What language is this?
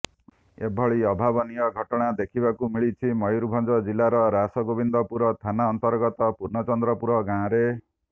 Odia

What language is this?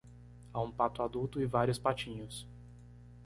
Portuguese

